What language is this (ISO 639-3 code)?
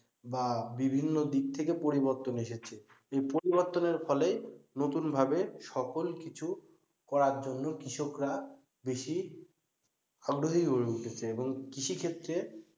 ben